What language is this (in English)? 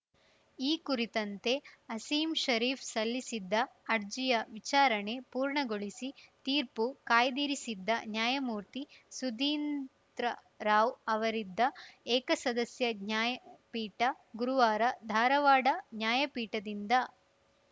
Kannada